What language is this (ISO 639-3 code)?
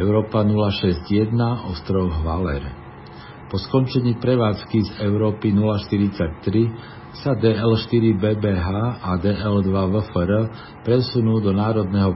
slk